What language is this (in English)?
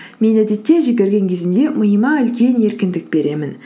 Kazakh